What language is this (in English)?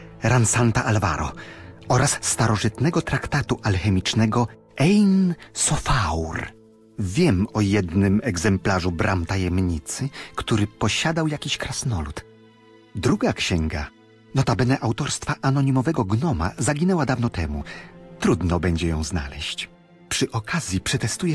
Polish